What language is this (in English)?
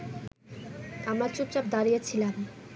Bangla